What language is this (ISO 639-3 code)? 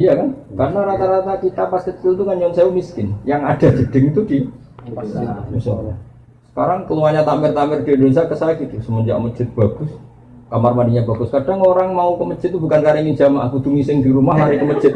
ind